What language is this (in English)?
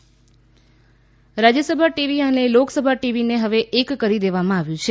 Gujarati